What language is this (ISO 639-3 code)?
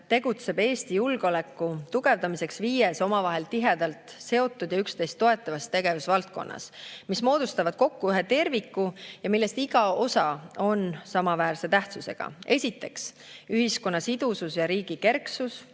est